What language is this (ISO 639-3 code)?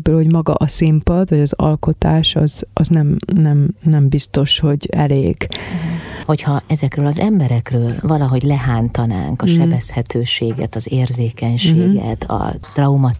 hun